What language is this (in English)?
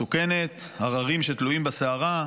Hebrew